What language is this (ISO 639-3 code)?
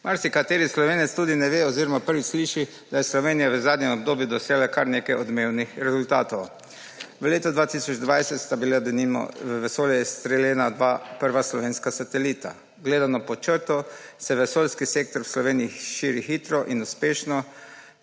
slv